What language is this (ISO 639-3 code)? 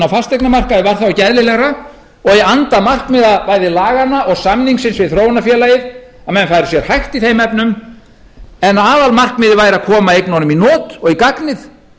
isl